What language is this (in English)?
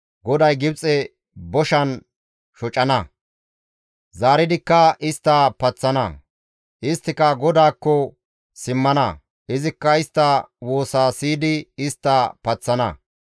Gamo